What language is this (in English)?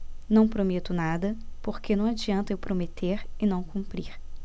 Portuguese